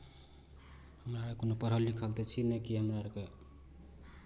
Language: Maithili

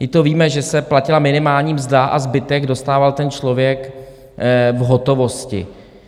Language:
Czech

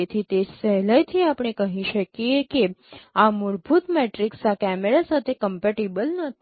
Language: Gujarati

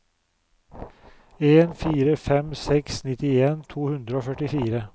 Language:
Norwegian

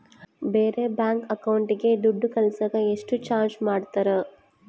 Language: Kannada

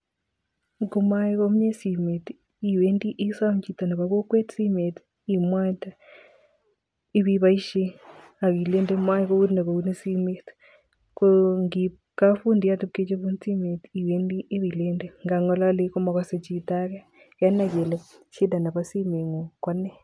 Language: Kalenjin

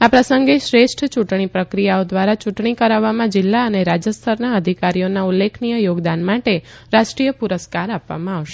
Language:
Gujarati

